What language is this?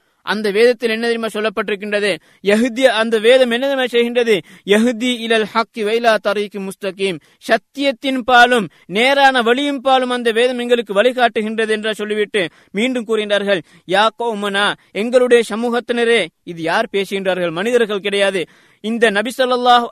Tamil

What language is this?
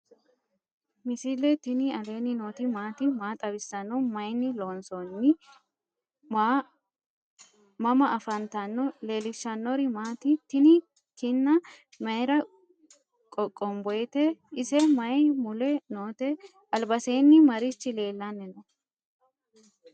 Sidamo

